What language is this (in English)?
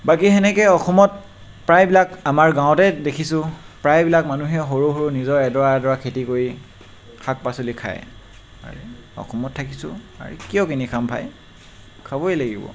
Assamese